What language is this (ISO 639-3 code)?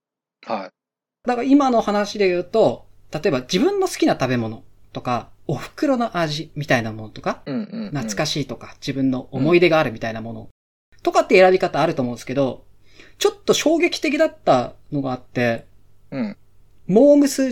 jpn